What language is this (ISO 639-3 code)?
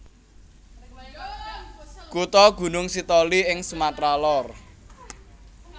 jav